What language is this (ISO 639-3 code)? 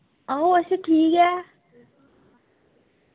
doi